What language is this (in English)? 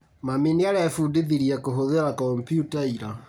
Kikuyu